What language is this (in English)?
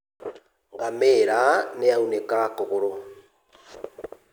Kikuyu